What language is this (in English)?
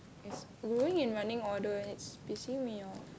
English